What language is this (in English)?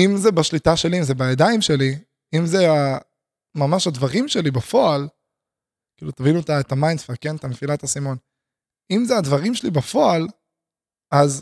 Hebrew